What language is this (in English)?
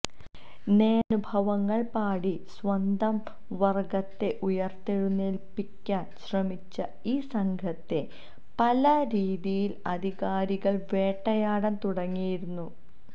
Malayalam